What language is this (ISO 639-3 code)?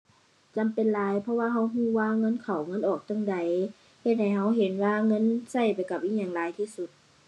tha